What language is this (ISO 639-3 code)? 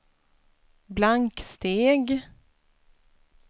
swe